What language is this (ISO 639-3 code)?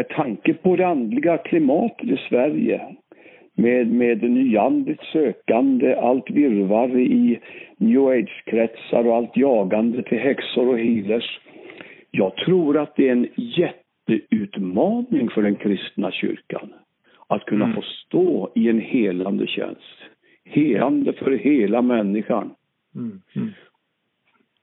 swe